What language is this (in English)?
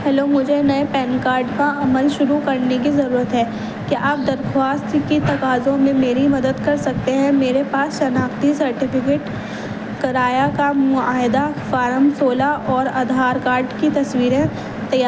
Urdu